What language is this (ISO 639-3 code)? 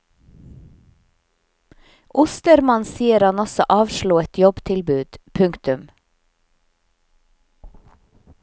nor